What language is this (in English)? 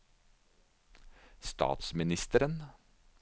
Norwegian